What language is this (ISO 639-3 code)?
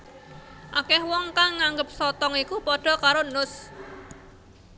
jav